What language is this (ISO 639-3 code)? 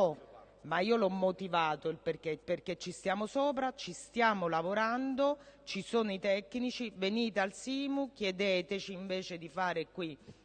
ita